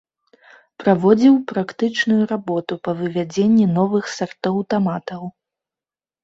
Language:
Belarusian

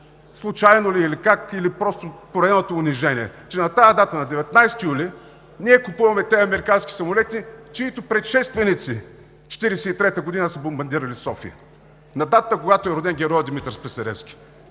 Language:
Bulgarian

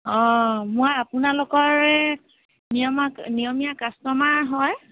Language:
Assamese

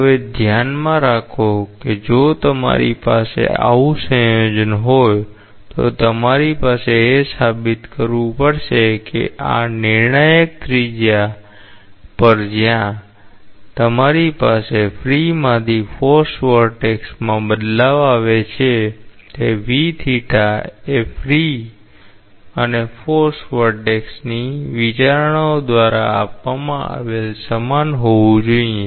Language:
Gujarati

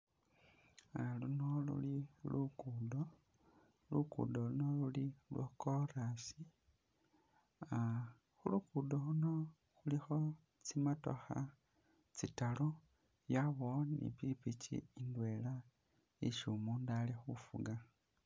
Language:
Masaaba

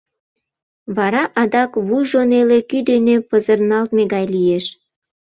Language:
Mari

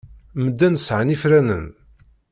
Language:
Kabyle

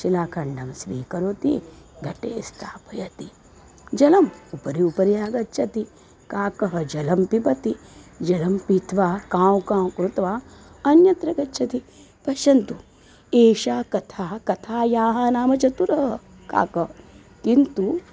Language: Sanskrit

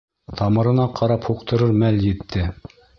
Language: Bashkir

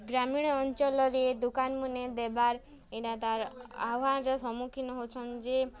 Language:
Odia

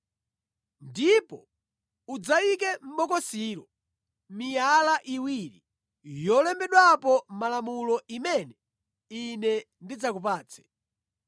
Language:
Nyanja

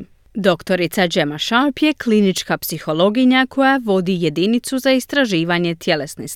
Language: Croatian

